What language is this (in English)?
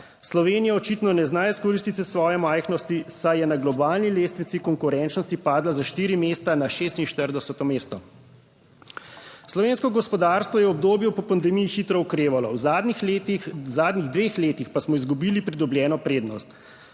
Slovenian